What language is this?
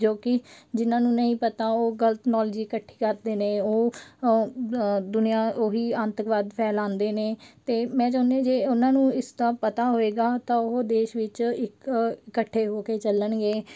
Punjabi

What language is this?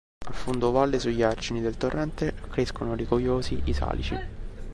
Italian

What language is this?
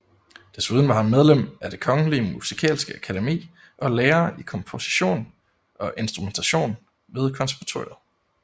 Danish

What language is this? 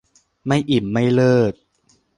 Thai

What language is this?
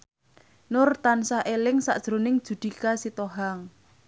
Javanese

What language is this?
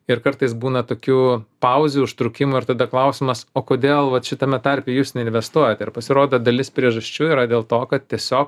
Lithuanian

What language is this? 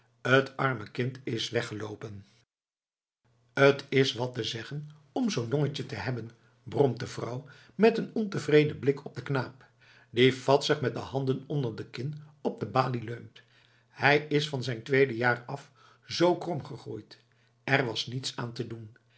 Dutch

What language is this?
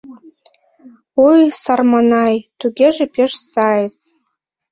Mari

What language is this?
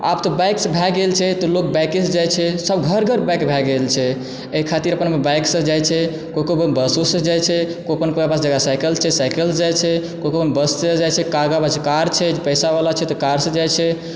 Maithili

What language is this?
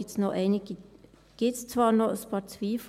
Swiss German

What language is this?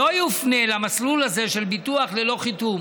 Hebrew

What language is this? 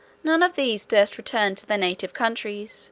English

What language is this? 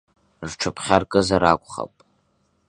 Abkhazian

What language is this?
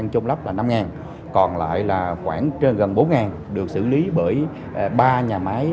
Vietnamese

